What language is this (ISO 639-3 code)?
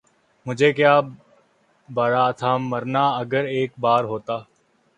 urd